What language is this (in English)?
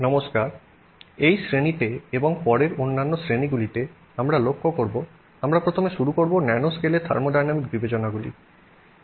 Bangla